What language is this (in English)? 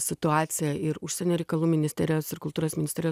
Lithuanian